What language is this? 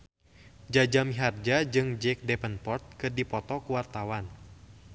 Sundanese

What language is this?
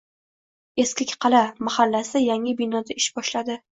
Uzbek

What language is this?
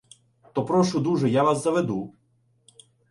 Ukrainian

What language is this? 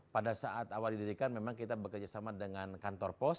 Indonesian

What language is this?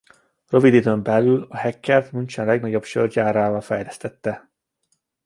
Hungarian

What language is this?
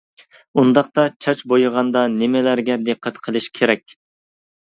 Uyghur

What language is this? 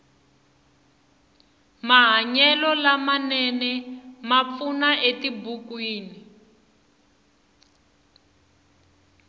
Tsonga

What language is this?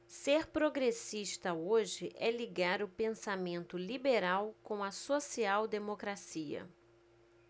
Portuguese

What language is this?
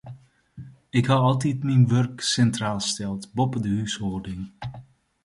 Western Frisian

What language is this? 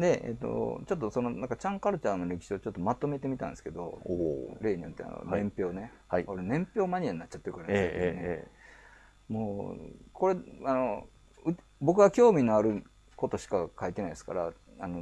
Japanese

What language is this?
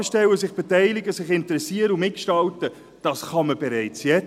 Swiss German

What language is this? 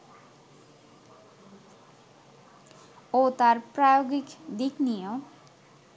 Bangla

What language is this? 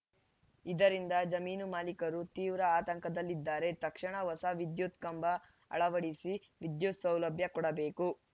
Kannada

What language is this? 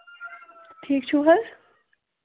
Kashmiri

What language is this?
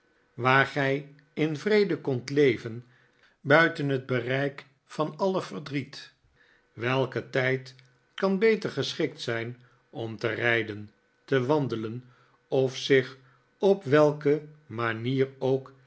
Dutch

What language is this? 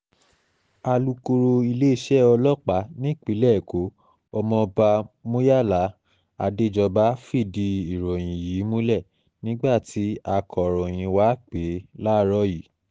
Yoruba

